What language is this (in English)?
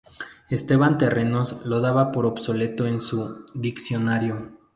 Spanish